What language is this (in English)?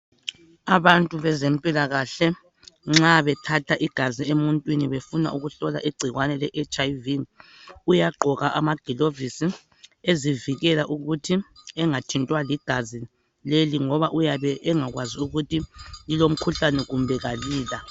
North Ndebele